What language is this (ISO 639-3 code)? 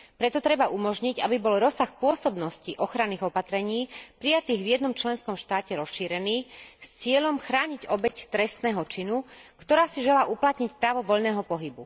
slk